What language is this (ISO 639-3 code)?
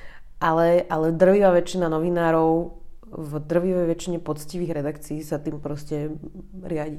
slk